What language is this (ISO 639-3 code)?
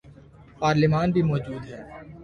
urd